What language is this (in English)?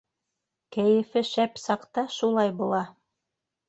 Bashkir